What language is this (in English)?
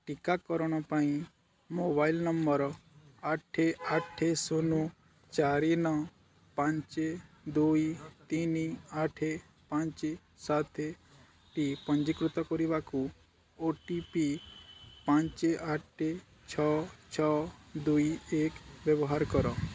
Odia